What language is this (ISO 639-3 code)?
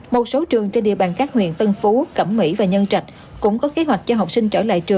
vie